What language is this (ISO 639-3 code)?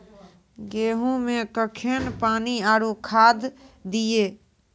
mai